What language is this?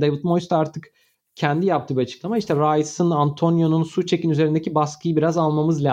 Turkish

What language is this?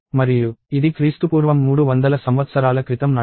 Telugu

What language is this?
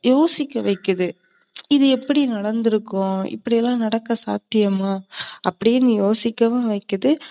Tamil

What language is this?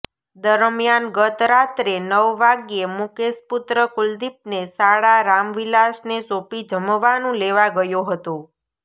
Gujarati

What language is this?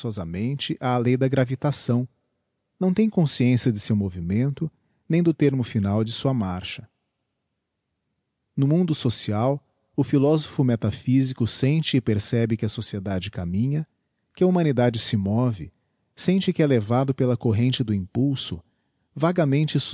Portuguese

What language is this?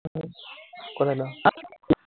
Assamese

